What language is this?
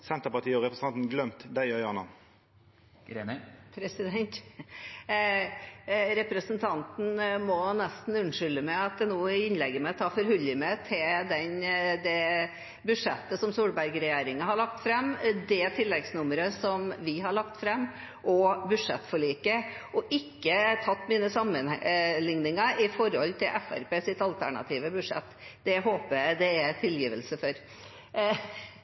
Norwegian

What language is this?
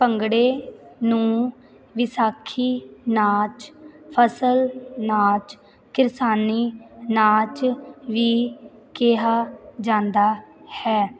Punjabi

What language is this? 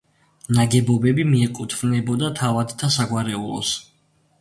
Georgian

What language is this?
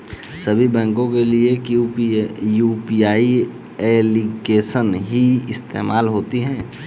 Hindi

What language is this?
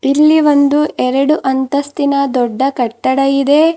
Kannada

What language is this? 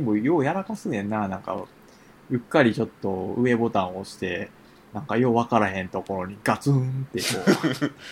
Japanese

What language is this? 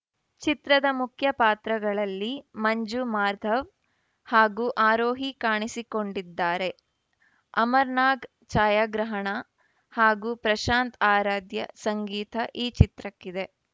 Kannada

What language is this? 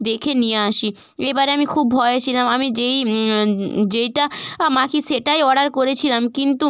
Bangla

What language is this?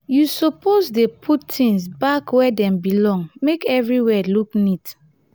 Nigerian Pidgin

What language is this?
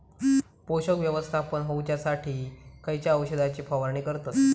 Marathi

